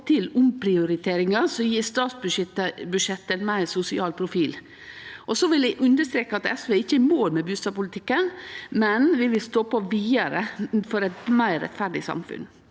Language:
Norwegian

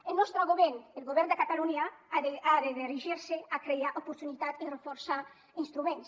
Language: Catalan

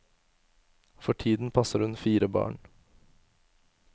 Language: Norwegian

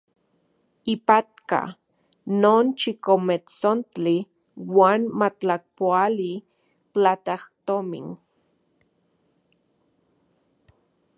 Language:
Central Puebla Nahuatl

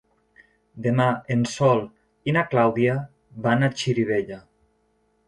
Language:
Catalan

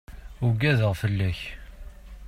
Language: Kabyle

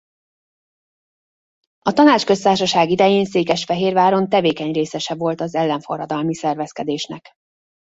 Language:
Hungarian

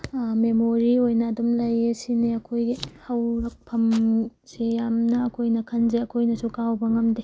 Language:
Manipuri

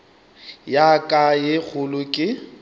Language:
Northern Sotho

